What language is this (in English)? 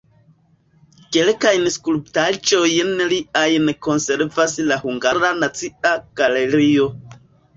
Esperanto